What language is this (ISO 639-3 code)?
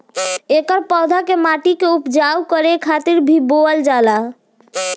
bho